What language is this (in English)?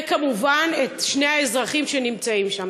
Hebrew